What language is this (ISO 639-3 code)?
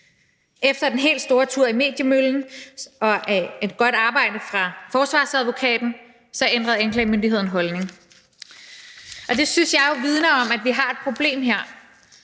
dan